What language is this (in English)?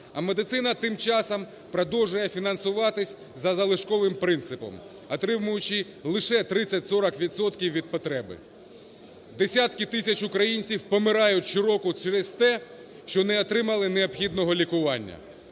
Ukrainian